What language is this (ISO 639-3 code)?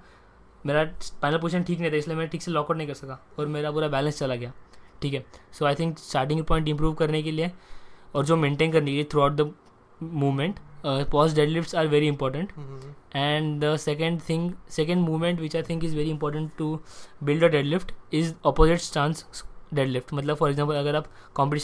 hin